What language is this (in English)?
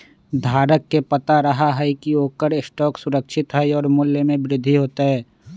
Magahi